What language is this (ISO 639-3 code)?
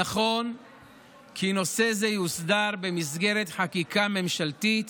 heb